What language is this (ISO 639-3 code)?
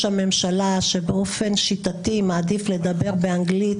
heb